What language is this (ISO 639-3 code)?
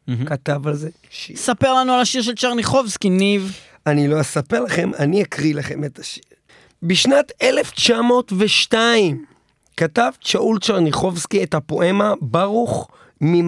heb